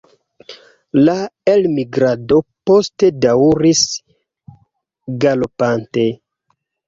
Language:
Esperanto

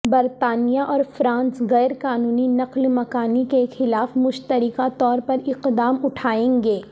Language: Urdu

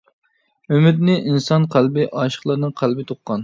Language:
Uyghur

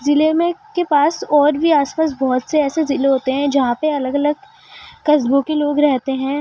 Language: Urdu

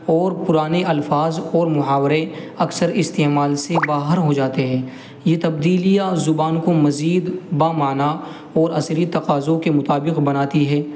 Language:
Urdu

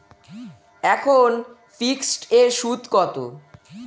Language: Bangla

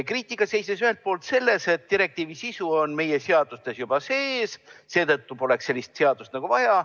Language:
Estonian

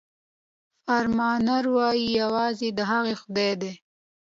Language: Pashto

